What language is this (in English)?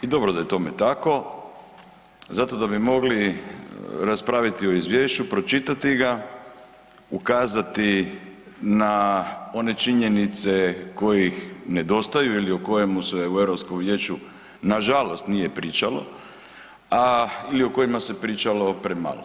Croatian